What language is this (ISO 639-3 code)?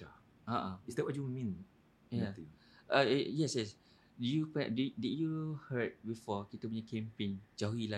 msa